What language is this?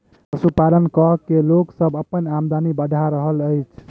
Maithili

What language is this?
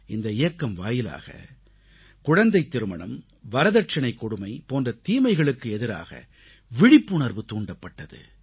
Tamil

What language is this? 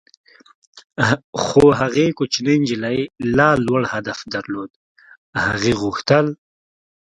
Pashto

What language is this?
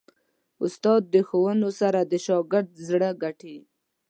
Pashto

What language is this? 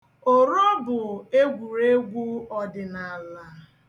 Igbo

